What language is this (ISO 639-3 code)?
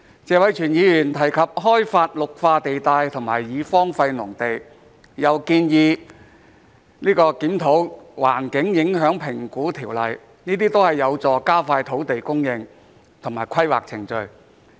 yue